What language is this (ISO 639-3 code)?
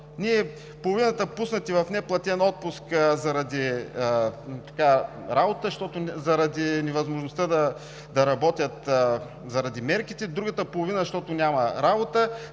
bul